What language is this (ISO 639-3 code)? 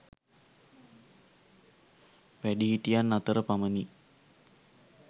sin